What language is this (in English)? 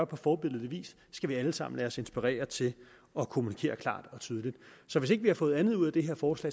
Danish